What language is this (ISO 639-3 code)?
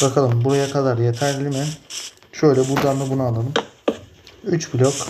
tur